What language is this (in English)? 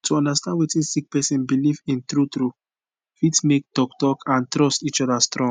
Nigerian Pidgin